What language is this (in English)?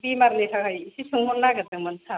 Bodo